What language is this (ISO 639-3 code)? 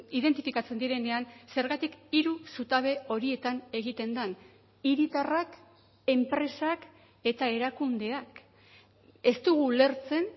eus